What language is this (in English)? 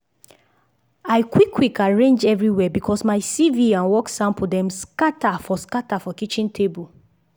Nigerian Pidgin